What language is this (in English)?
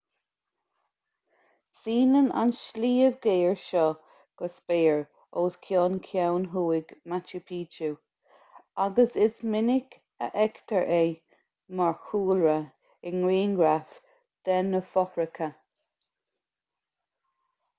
Irish